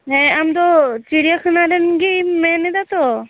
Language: Santali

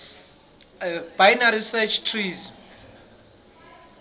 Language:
Swati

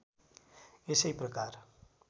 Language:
Nepali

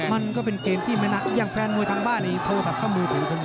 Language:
Thai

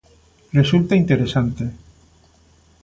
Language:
Galician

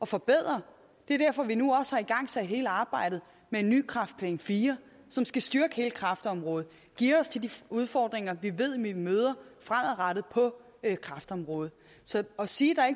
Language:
Danish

